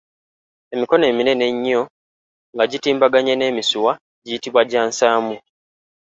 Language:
Ganda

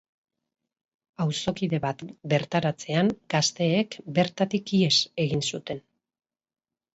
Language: Basque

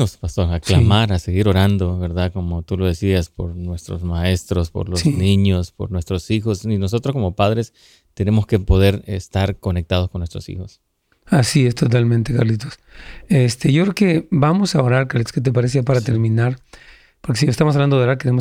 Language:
Spanish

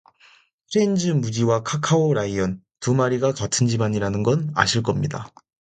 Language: Korean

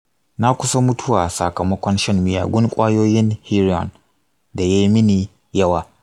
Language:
Hausa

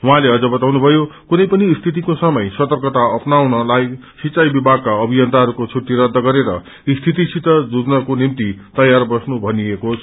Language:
Nepali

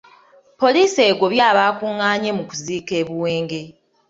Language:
Ganda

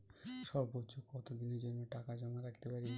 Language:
Bangla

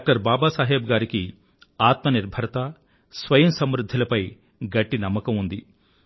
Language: Telugu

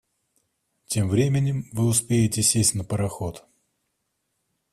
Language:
Russian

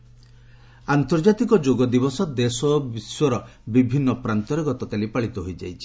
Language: Odia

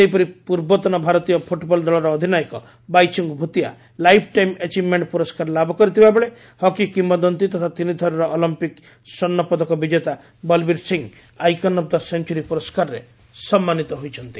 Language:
Odia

